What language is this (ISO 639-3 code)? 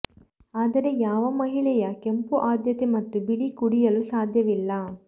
kan